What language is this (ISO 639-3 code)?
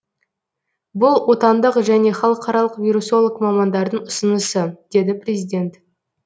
kaz